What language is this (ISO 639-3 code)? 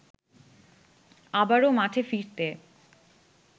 ben